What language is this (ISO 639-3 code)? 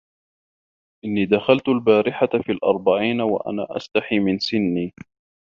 ara